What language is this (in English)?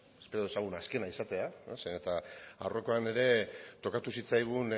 Basque